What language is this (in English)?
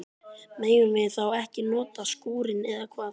Icelandic